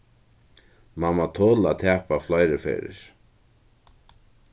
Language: Faroese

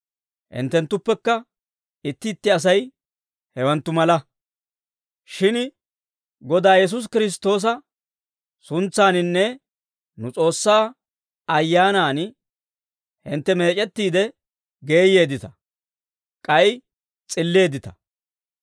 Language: Dawro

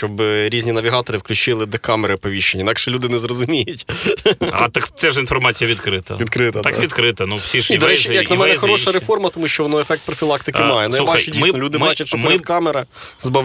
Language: Ukrainian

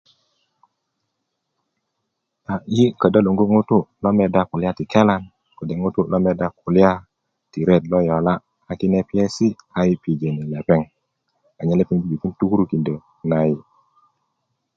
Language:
Kuku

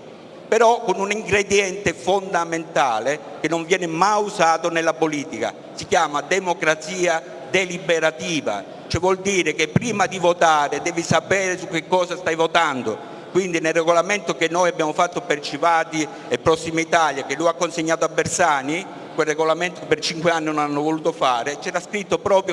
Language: Italian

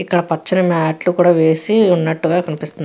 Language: Telugu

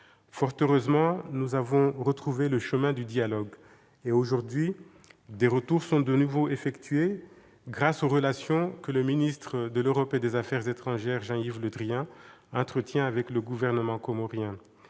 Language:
French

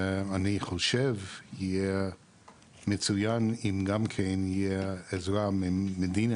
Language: Hebrew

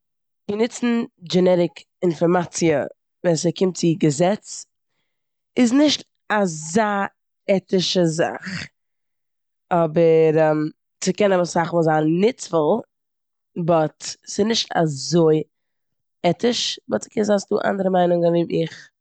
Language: Yiddish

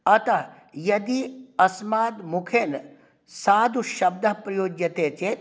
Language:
Sanskrit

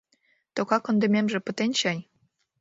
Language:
Mari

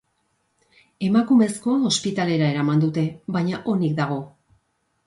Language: Basque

